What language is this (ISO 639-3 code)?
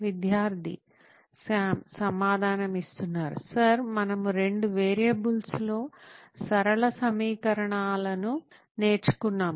tel